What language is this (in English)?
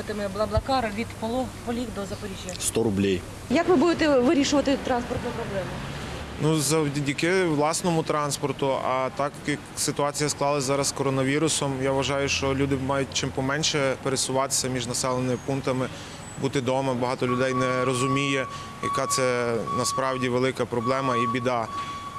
Ukrainian